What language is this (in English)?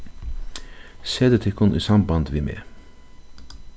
Faroese